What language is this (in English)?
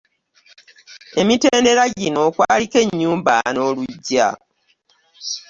Ganda